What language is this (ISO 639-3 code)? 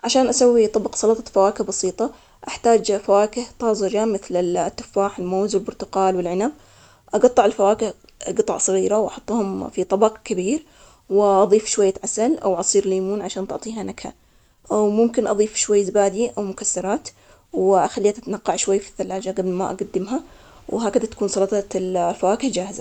acx